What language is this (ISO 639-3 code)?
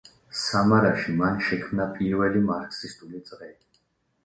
kat